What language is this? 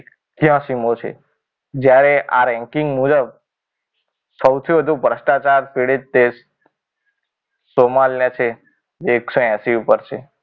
Gujarati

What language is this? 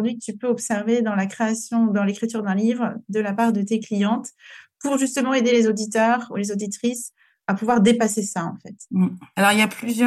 French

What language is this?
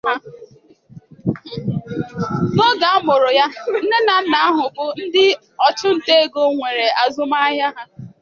Igbo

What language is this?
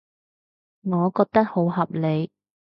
Cantonese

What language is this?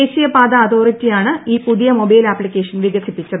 Malayalam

